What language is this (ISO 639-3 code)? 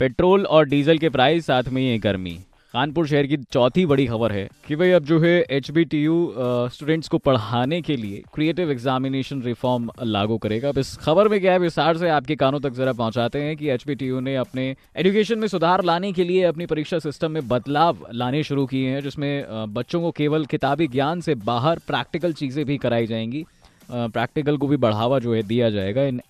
hin